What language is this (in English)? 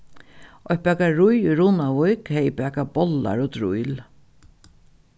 Faroese